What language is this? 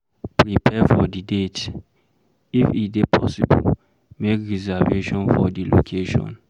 Nigerian Pidgin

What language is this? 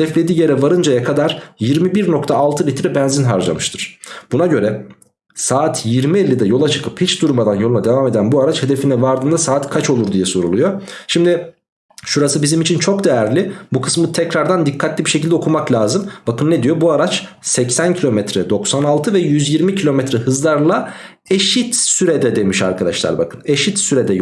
Turkish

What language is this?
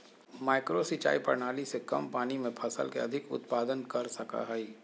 Magahi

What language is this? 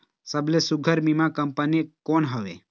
Chhattisgarhi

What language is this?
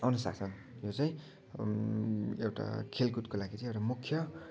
Nepali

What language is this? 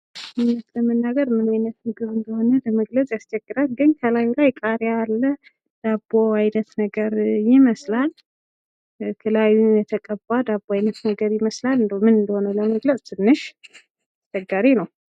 Amharic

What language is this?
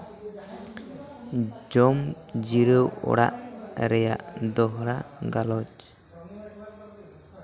Santali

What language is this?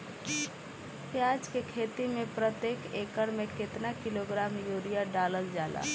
Bhojpuri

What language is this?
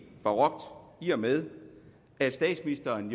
Danish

